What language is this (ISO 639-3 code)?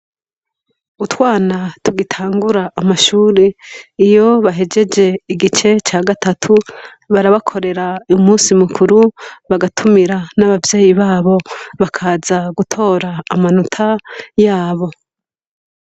run